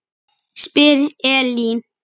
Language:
Icelandic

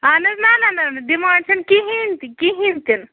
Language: Kashmiri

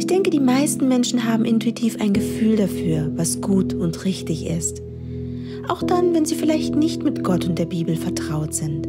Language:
German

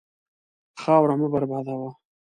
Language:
Pashto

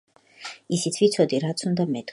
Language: Georgian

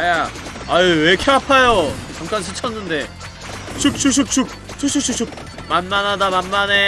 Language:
Korean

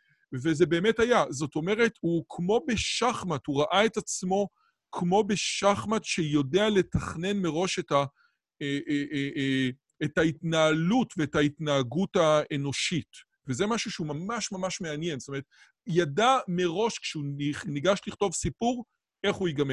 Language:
Hebrew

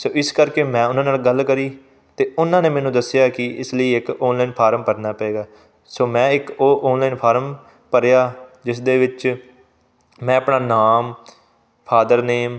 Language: Punjabi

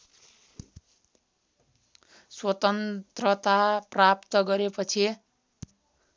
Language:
Nepali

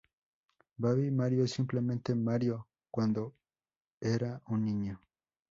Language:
Spanish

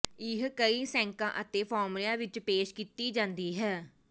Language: Punjabi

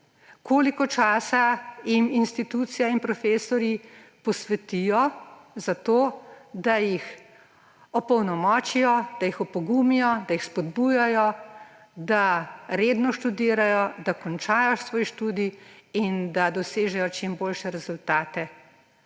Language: Slovenian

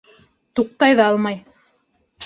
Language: Bashkir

